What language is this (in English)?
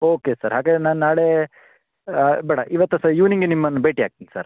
Kannada